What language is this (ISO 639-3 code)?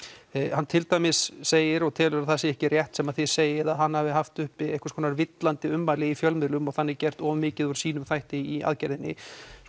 isl